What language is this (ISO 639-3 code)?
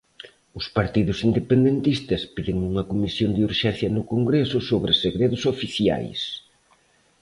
glg